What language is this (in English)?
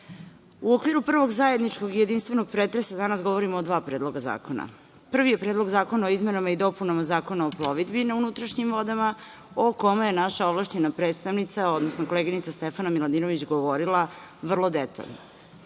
Serbian